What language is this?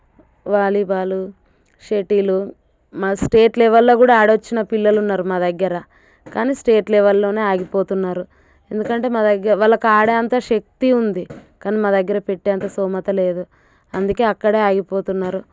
Telugu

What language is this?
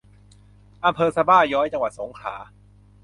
Thai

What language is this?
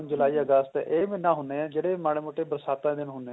Punjabi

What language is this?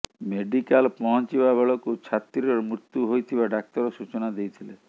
Odia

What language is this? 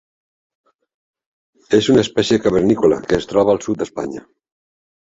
Catalan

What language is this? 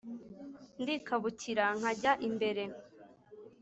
Kinyarwanda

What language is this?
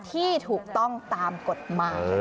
Thai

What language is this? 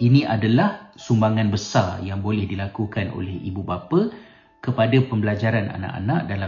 Malay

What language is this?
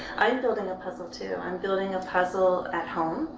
English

